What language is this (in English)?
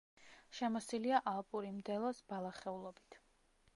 Georgian